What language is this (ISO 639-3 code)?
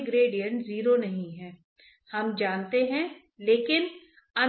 hin